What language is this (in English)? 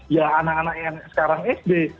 Indonesian